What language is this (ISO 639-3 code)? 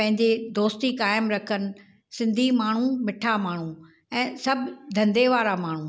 snd